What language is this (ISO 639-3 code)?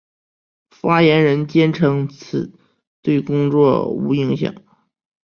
zho